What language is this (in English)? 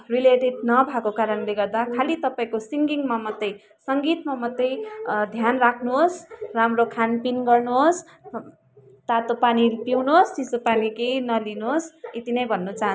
Nepali